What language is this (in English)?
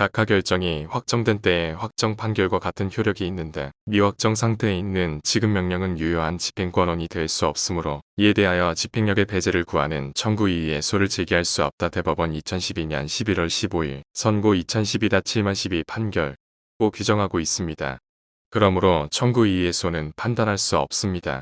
Korean